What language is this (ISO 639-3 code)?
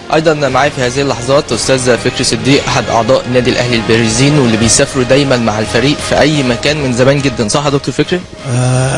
ara